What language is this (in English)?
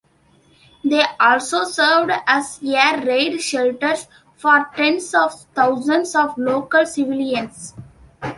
English